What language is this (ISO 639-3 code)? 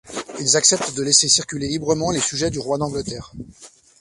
fra